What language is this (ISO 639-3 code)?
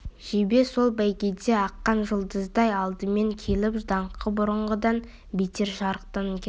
kaz